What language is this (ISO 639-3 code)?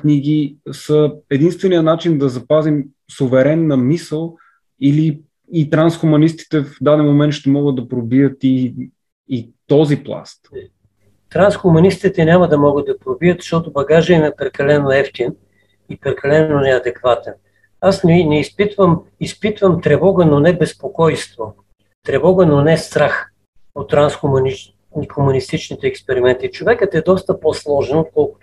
bul